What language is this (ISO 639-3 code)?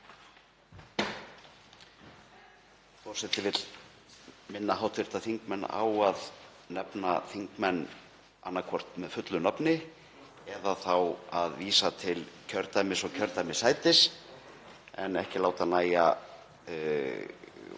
isl